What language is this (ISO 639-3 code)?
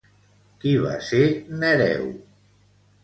cat